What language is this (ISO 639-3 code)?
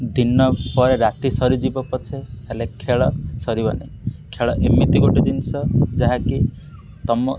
ori